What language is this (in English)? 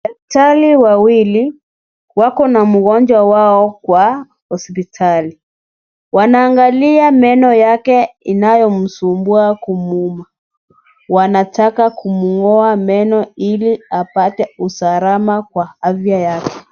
Swahili